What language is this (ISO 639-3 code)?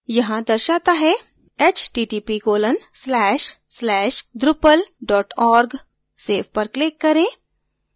hin